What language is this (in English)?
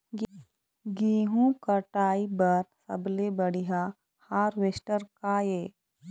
Chhattisgarhi